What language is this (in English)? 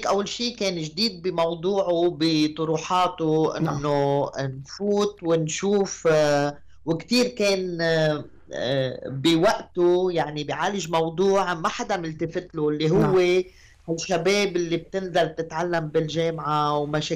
Arabic